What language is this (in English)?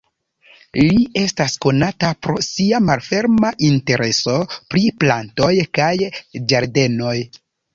Esperanto